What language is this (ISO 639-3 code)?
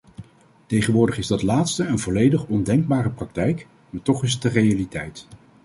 nld